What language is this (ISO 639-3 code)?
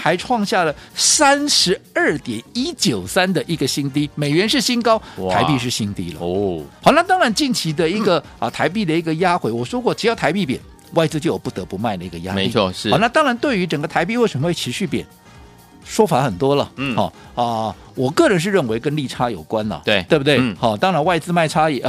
zho